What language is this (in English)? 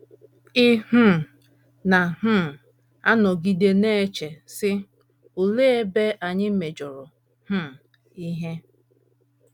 Igbo